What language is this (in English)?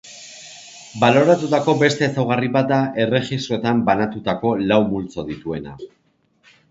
Basque